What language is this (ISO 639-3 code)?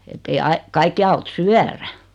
fin